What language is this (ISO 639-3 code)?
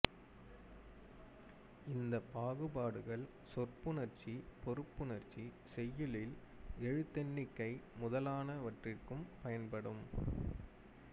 tam